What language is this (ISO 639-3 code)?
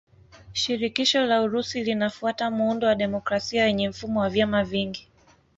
swa